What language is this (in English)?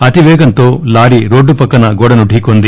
Telugu